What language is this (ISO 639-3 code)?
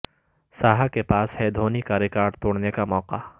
urd